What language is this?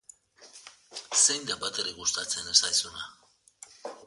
Basque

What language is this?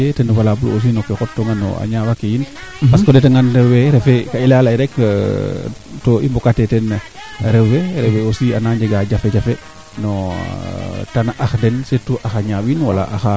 Serer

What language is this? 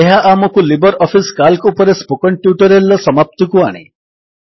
Odia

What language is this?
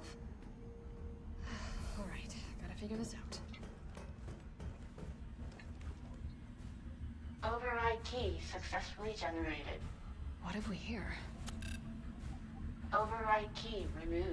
Portuguese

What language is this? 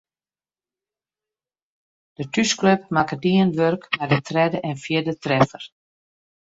Western Frisian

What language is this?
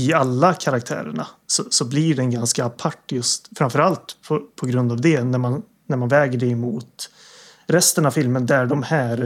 Swedish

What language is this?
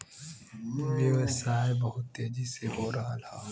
Bhojpuri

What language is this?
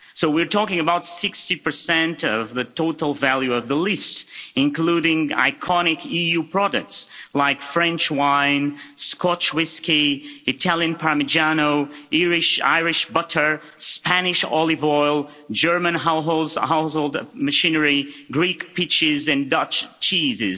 English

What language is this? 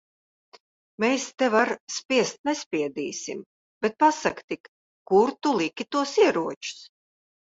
Latvian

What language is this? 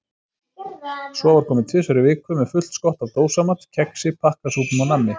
Icelandic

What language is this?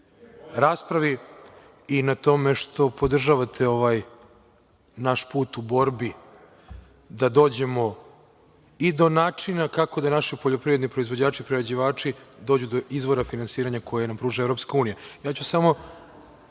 Serbian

